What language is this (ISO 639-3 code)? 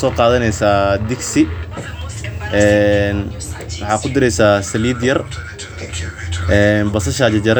som